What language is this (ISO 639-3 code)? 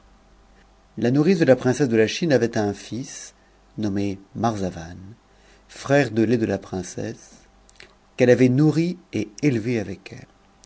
fra